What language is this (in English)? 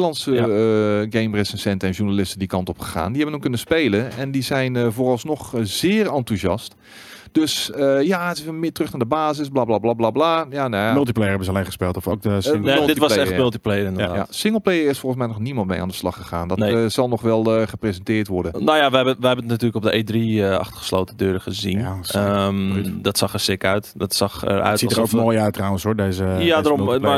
Dutch